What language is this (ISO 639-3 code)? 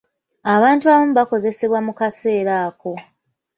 lug